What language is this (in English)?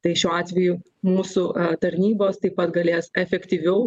Lithuanian